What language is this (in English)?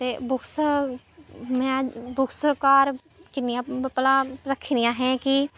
Dogri